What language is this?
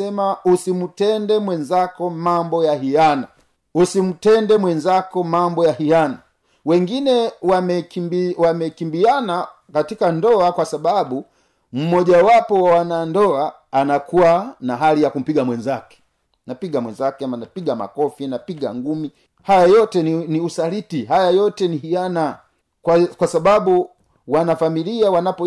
Swahili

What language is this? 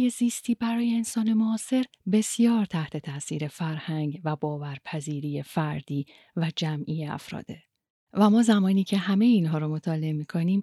Persian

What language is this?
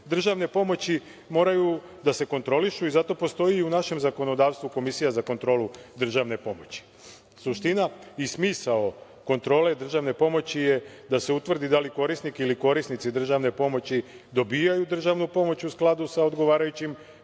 Serbian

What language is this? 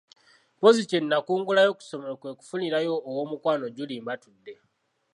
Ganda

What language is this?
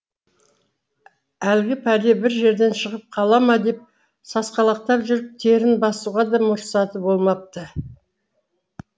Kazakh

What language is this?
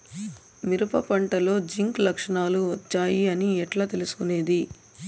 Telugu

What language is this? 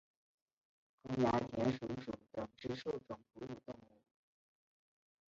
Chinese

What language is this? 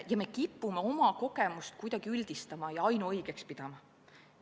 Estonian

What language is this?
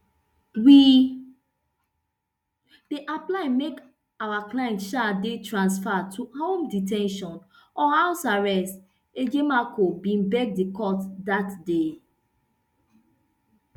Nigerian Pidgin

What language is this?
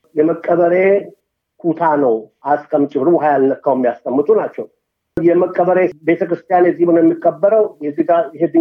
Amharic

